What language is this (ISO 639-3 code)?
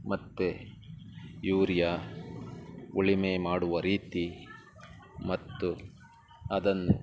kan